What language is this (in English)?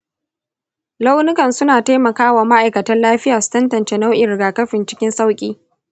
Hausa